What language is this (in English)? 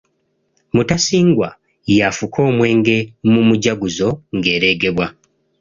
Ganda